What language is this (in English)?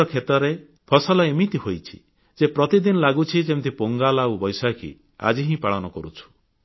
Odia